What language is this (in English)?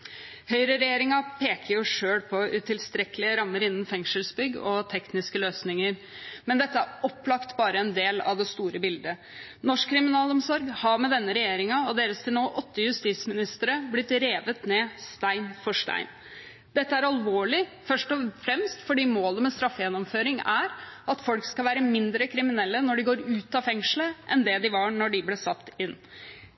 Norwegian Bokmål